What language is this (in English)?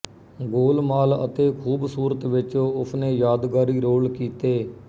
Punjabi